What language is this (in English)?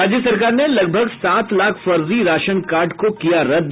Hindi